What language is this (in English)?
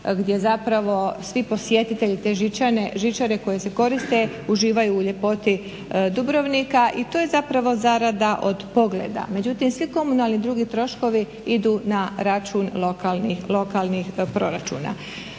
Croatian